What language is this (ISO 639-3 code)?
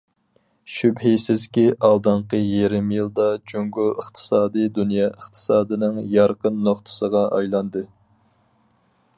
uig